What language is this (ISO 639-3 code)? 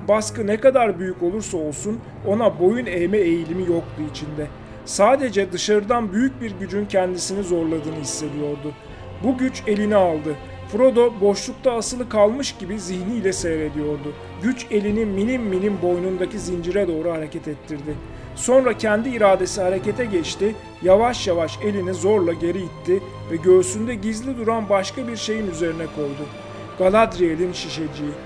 tur